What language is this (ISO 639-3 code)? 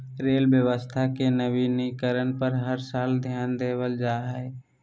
mag